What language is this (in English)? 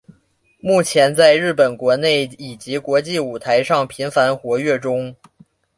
Chinese